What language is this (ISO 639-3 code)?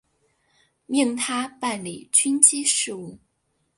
zho